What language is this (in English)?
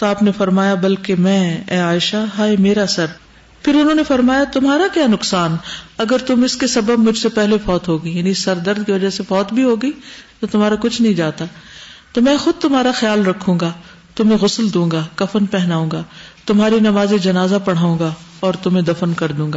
Urdu